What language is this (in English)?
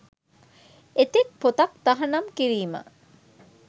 Sinhala